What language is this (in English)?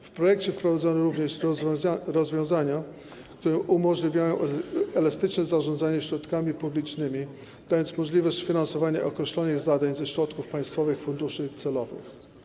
Polish